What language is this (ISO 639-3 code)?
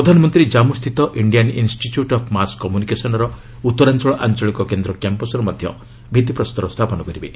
ori